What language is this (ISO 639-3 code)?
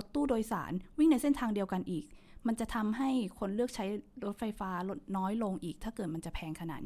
tha